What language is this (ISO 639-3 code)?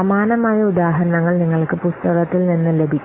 mal